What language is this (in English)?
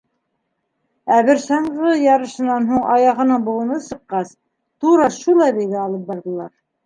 Bashkir